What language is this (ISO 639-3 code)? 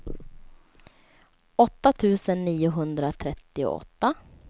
swe